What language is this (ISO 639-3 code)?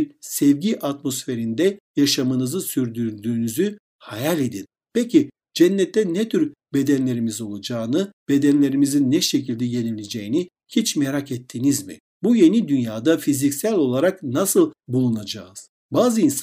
tur